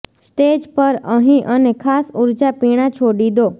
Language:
Gujarati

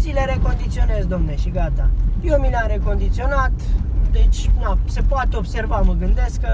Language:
Romanian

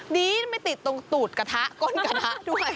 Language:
Thai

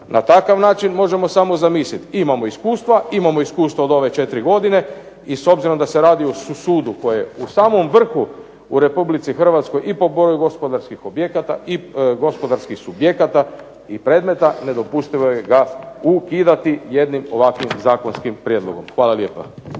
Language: Croatian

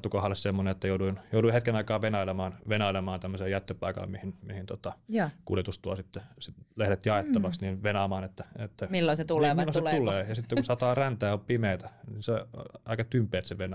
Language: Finnish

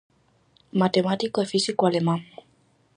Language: Galician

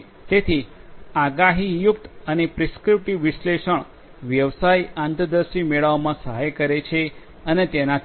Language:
Gujarati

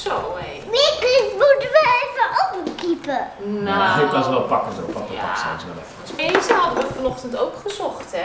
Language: Dutch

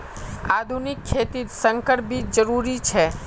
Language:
Magahi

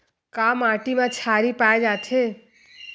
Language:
Chhattisgarhi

